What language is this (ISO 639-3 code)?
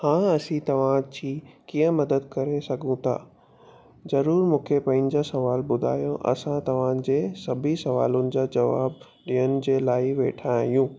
snd